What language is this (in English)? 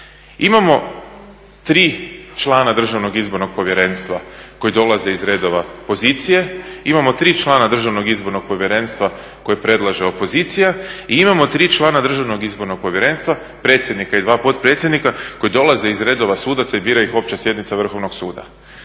Croatian